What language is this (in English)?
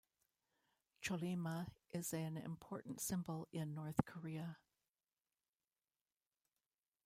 English